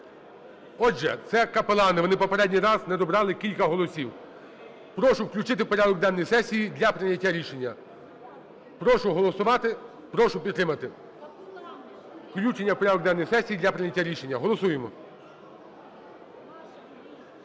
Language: Ukrainian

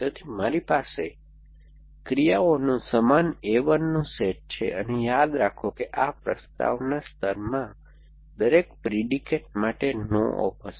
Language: Gujarati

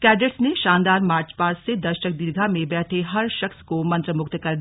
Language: Hindi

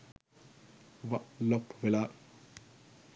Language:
Sinhala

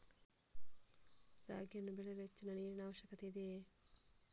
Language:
Kannada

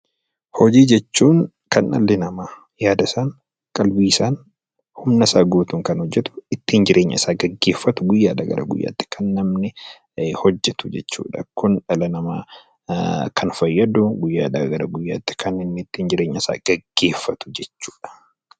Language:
Oromo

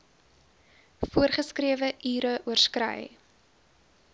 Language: Afrikaans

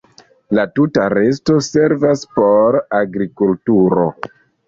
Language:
Esperanto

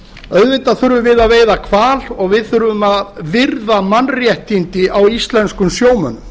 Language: Icelandic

